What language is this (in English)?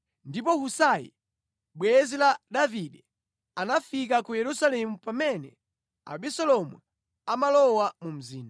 Nyanja